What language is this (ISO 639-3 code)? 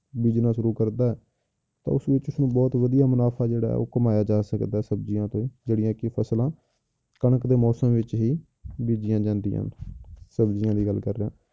pan